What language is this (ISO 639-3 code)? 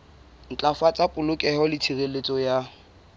sot